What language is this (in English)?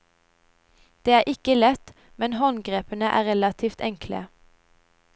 Norwegian